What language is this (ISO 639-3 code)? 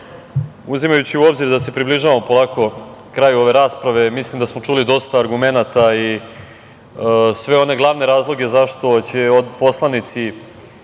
srp